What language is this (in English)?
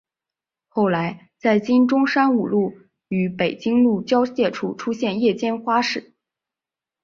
Chinese